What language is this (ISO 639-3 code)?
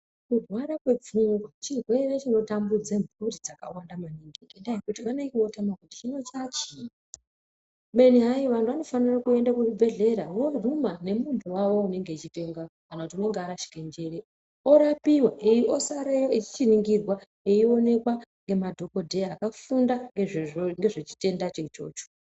ndc